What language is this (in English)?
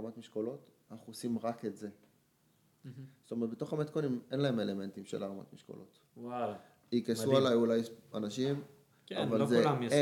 Hebrew